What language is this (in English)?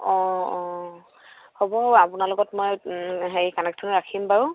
Assamese